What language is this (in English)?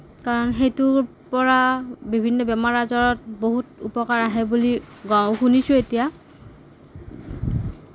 Assamese